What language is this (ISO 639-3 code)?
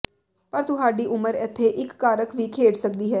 pan